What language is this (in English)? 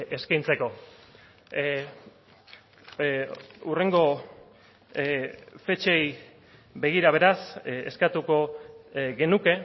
Basque